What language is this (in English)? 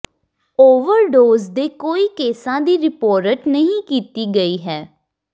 Punjabi